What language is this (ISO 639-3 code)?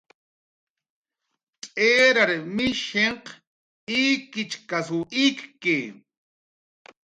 jqr